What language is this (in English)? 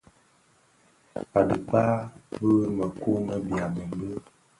Bafia